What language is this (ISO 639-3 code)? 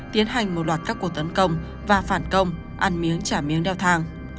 vie